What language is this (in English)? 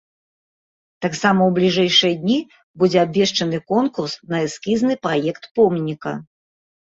Belarusian